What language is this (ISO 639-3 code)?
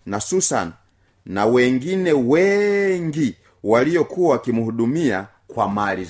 swa